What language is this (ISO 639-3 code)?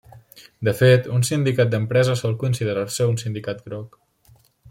cat